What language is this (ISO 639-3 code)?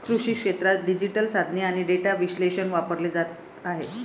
mar